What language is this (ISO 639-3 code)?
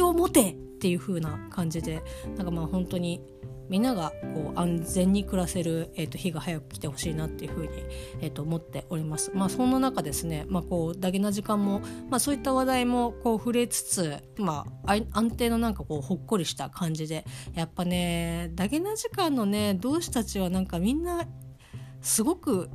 jpn